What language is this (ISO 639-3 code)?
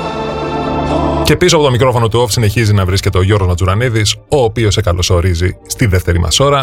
ell